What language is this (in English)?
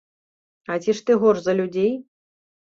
Belarusian